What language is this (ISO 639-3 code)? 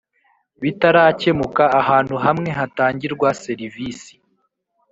kin